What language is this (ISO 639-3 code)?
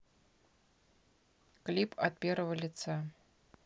rus